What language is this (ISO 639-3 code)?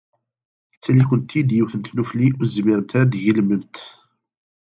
kab